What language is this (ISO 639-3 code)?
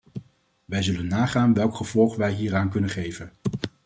nld